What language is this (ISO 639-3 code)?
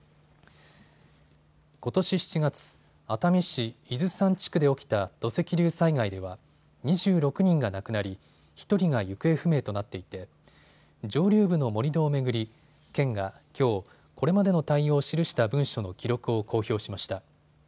jpn